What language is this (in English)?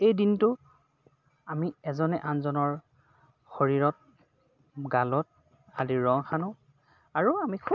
Assamese